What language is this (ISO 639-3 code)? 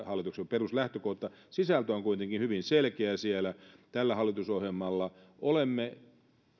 fin